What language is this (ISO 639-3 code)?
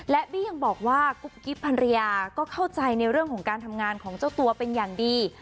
tha